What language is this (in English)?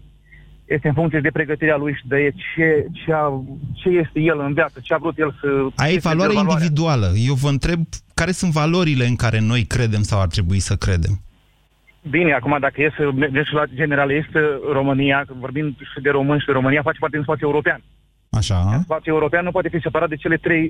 Romanian